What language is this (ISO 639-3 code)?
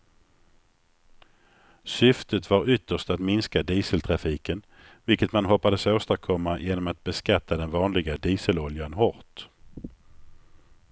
swe